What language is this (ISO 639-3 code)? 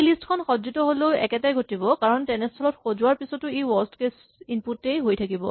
asm